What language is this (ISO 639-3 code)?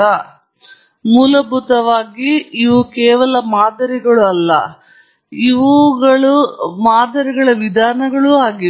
kan